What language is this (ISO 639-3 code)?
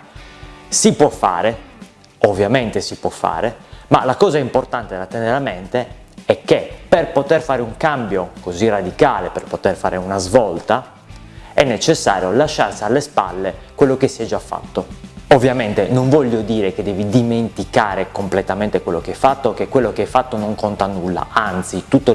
ita